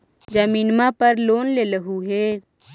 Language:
Magahi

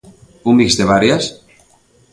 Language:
Galician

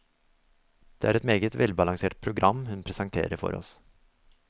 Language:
Norwegian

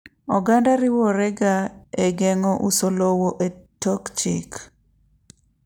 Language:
Luo (Kenya and Tanzania)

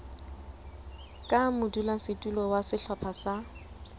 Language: Southern Sotho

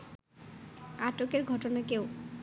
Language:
Bangla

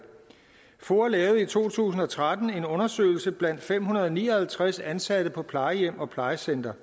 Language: Danish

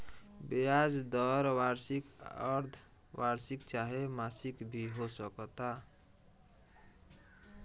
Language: Bhojpuri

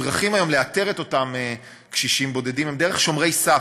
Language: Hebrew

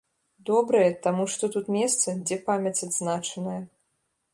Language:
Belarusian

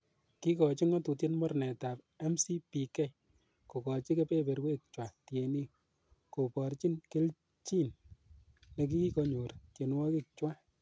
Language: Kalenjin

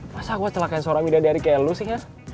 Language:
Indonesian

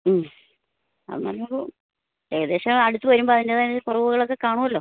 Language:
Malayalam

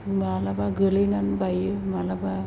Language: Bodo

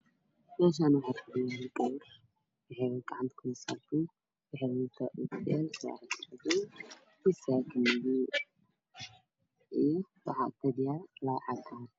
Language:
Somali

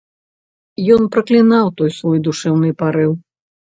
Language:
Belarusian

